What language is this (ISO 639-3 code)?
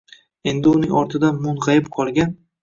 uzb